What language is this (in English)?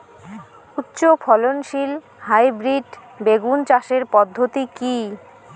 Bangla